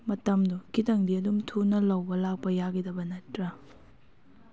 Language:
Manipuri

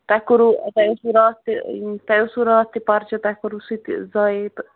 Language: Kashmiri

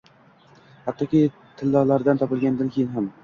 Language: Uzbek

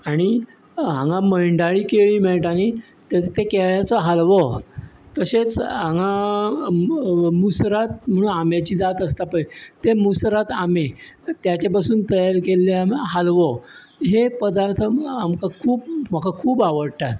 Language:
Konkani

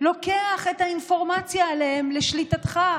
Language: Hebrew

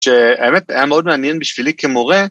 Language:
Hebrew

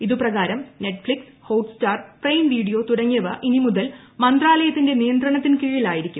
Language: Malayalam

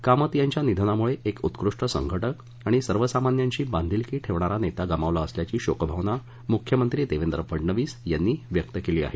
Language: Marathi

